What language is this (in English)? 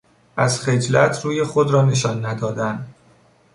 Persian